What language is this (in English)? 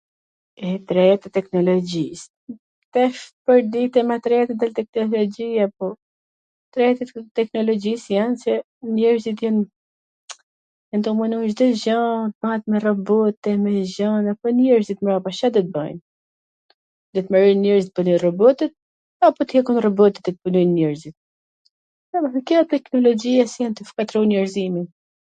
Gheg Albanian